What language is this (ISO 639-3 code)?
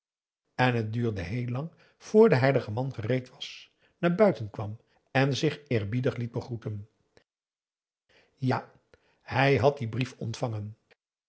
nld